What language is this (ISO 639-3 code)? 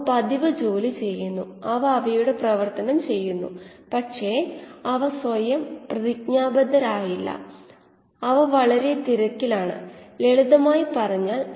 mal